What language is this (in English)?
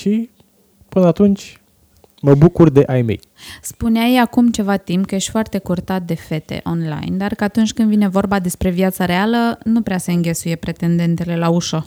Romanian